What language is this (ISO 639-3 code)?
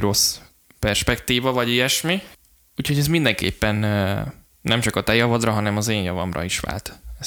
hun